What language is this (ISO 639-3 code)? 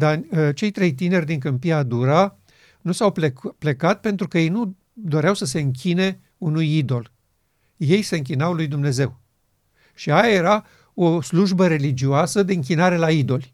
ron